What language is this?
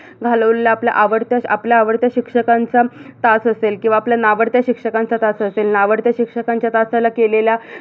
Marathi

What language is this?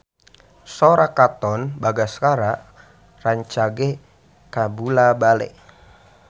Sundanese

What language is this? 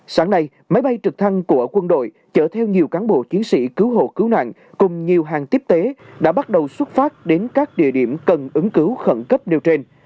Vietnamese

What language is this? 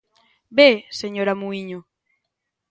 Galician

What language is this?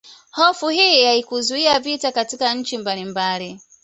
Swahili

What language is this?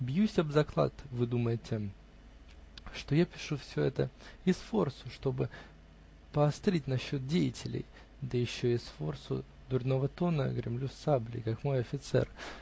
Russian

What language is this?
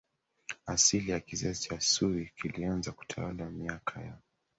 Swahili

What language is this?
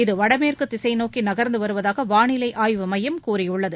Tamil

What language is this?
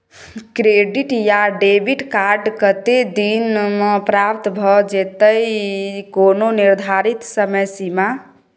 Maithili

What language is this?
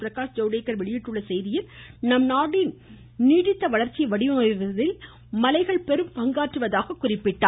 Tamil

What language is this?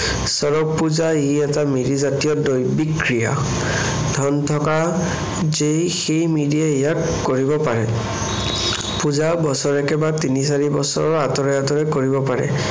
Assamese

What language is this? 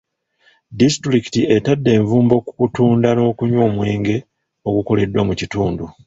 Ganda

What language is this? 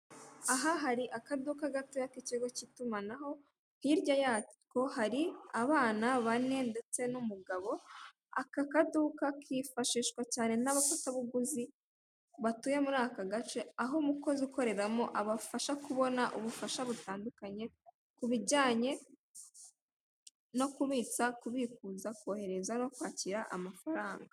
Kinyarwanda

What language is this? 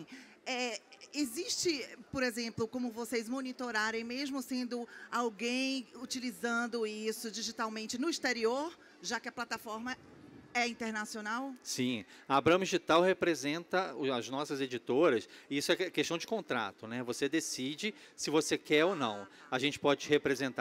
Portuguese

